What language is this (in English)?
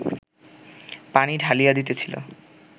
Bangla